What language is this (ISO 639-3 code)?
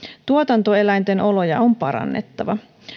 fin